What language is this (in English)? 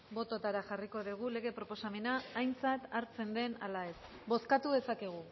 Basque